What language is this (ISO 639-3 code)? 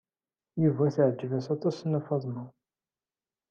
kab